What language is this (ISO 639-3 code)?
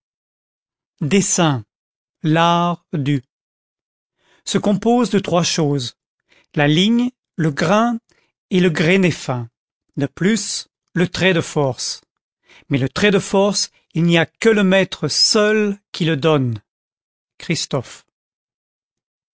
fra